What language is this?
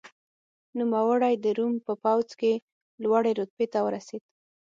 Pashto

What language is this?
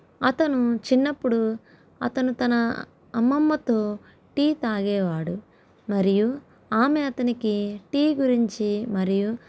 Telugu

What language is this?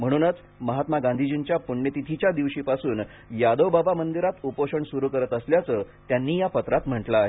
Marathi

